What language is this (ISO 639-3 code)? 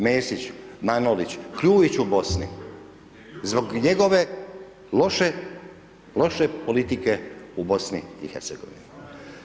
hrv